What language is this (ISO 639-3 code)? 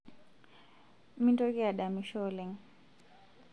mas